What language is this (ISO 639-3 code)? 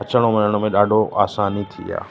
snd